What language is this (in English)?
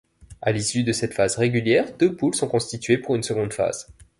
French